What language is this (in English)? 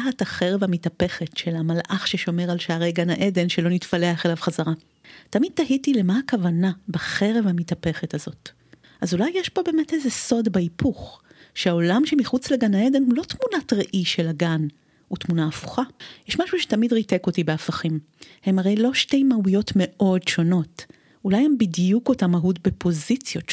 Hebrew